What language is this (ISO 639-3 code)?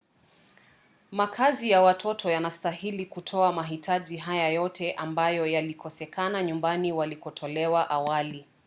swa